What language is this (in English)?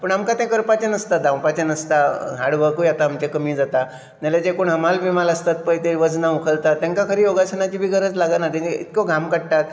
Konkani